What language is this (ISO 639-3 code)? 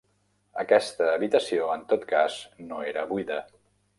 cat